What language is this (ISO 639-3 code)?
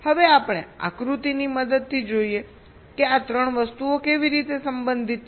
guj